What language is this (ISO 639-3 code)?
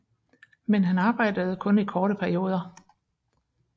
dan